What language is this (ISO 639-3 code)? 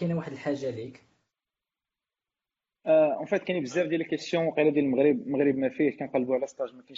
ara